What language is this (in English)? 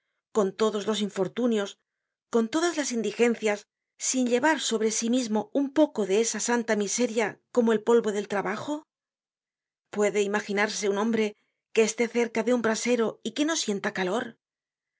Spanish